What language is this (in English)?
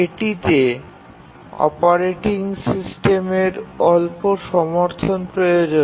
Bangla